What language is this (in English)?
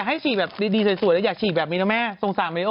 Thai